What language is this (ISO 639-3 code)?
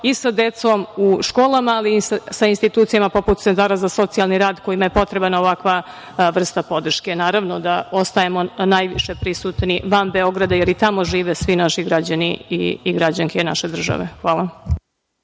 srp